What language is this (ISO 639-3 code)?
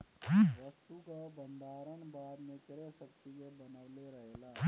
bho